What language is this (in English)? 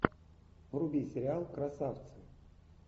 Russian